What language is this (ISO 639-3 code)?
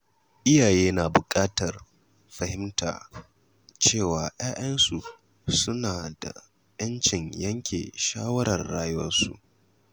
hau